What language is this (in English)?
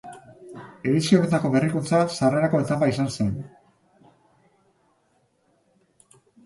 Basque